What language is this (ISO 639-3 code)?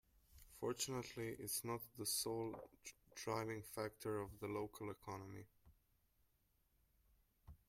eng